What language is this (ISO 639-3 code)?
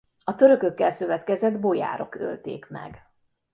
hun